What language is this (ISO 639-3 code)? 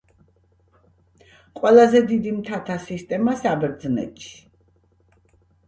kat